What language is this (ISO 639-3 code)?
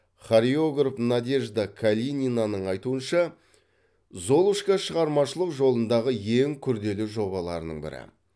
kaz